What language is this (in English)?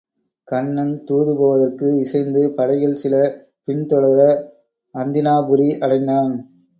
Tamil